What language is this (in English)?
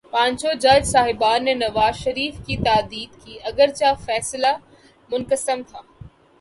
Urdu